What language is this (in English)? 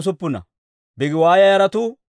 Dawro